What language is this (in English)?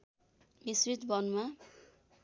Nepali